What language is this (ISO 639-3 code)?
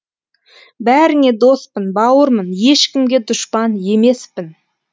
kaz